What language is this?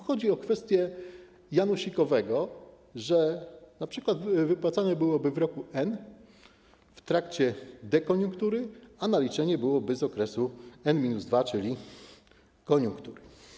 Polish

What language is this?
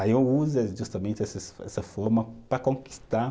Portuguese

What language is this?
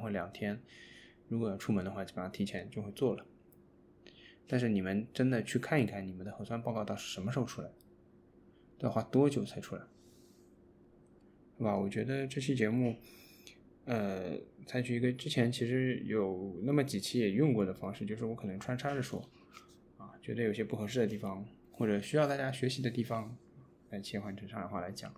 Chinese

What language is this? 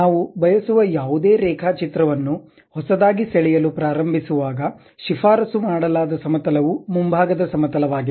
Kannada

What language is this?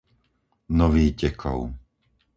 Slovak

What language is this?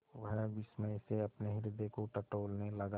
Hindi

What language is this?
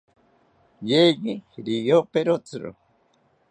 South Ucayali Ashéninka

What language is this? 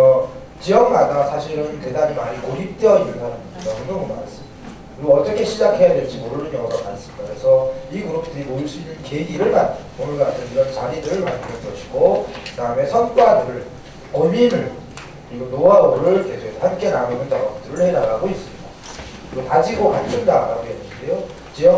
Korean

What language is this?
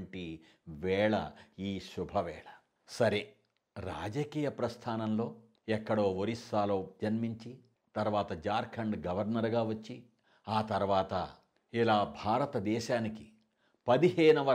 Telugu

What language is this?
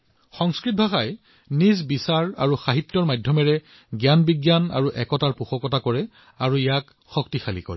Assamese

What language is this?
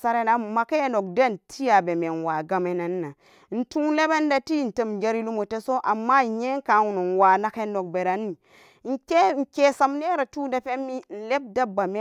Samba Daka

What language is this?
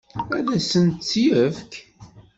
Kabyle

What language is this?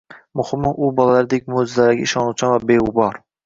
Uzbek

